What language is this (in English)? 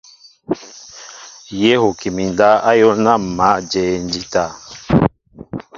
Mbo (Cameroon)